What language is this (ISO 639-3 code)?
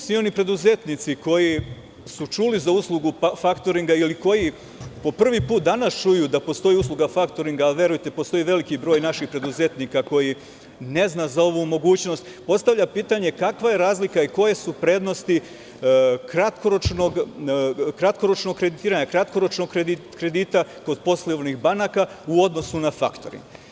srp